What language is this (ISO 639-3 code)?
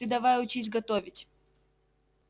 rus